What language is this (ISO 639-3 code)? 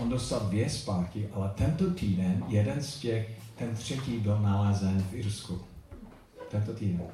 ces